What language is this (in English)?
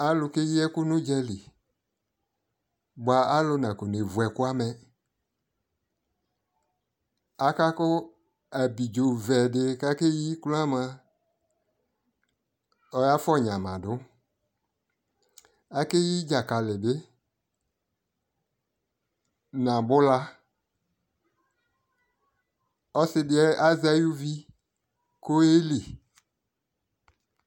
Ikposo